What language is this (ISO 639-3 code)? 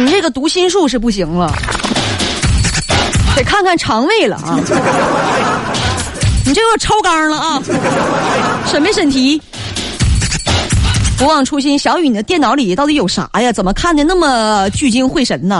zho